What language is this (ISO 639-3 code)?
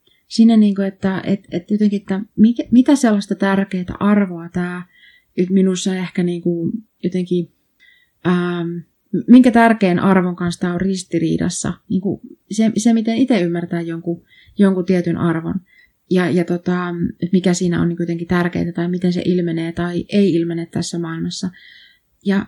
fin